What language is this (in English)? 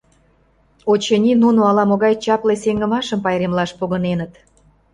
Mari